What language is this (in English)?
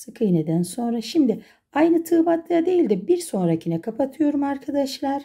Turkish